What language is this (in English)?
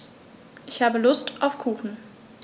German